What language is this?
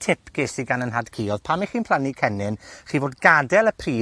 Welsh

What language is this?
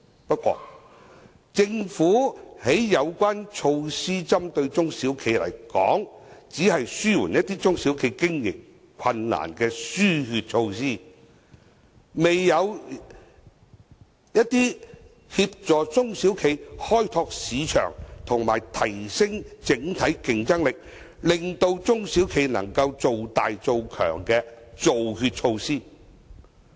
Cantonese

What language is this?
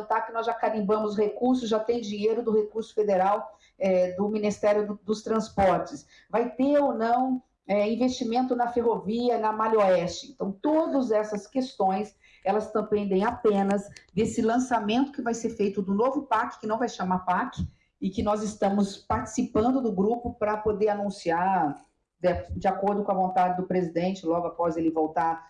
Portuguese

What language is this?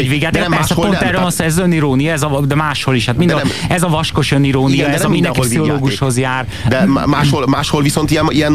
Hungarian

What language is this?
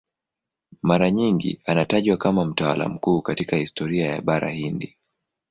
Swahili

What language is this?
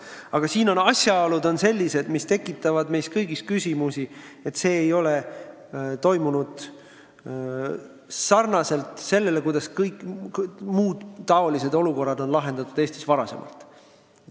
Estonian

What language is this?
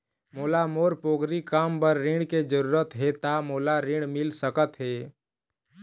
Chhattisgarhi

